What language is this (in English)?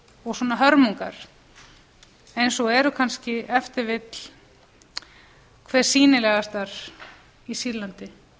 Icelandic